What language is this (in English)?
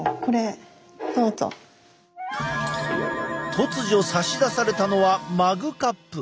Japanese